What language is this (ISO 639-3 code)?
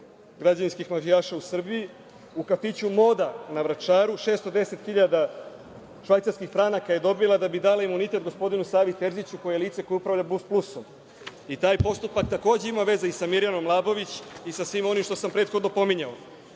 srp